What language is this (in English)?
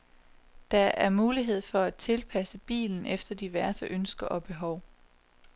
Danish